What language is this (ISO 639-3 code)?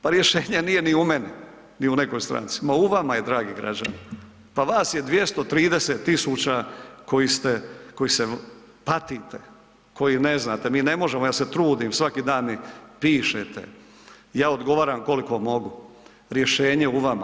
hrv